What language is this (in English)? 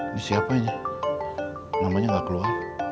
Indonesian